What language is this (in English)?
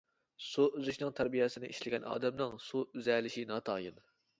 Uyghur